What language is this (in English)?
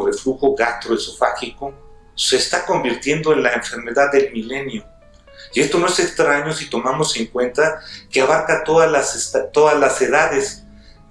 Spanish